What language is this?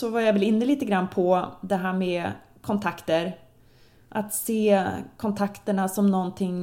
Swedish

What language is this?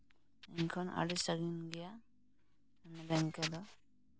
Santali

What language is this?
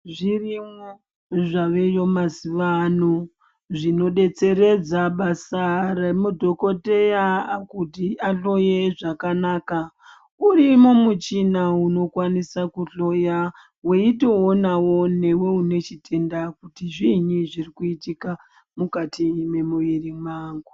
Ndau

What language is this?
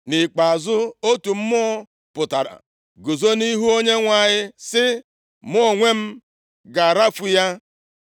Igbo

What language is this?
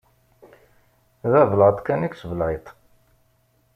Kabyle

